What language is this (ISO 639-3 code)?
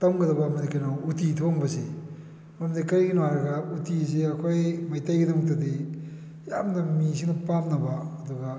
mni